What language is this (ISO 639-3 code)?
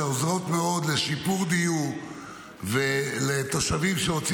heb